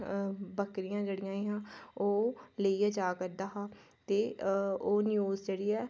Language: Dogri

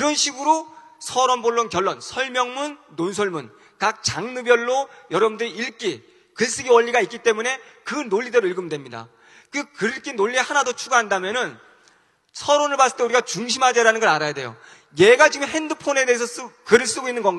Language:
Korean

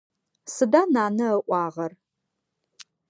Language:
Adyghe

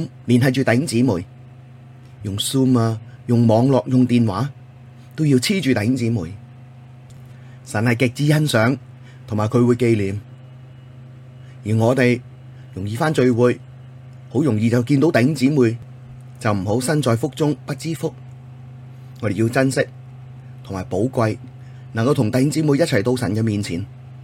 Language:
Chinese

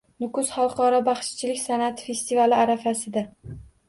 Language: Uzbek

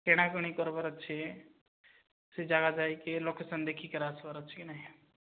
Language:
Odia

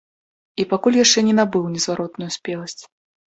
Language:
Belarusian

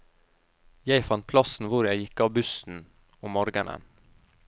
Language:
Norwegian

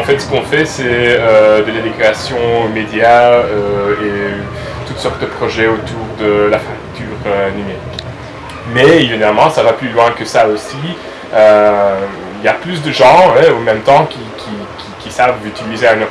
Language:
French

